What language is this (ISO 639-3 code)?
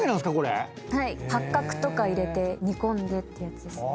jpn